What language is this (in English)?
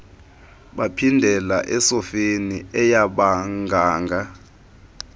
Xhosa